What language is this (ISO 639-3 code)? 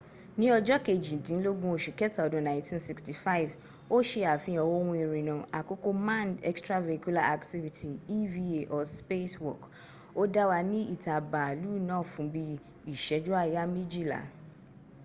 yor